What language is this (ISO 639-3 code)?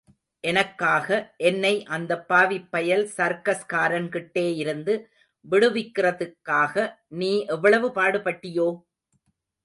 tam